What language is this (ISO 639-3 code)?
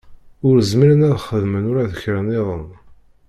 kab